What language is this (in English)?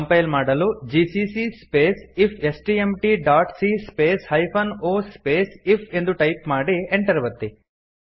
Kannada